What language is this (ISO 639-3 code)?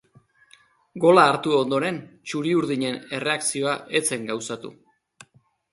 eus